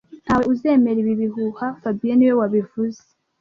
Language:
Kinyarwanda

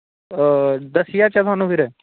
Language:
Dogri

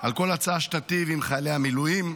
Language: Hebrew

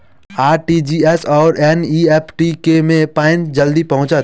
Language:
Maithili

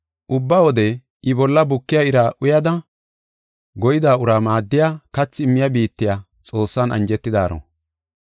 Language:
Gofa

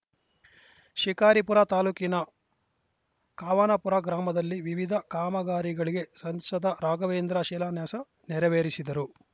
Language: Kannada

